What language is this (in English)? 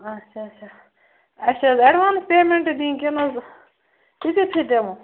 Kashmiri